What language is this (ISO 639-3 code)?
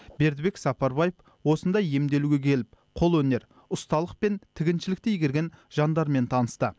kaz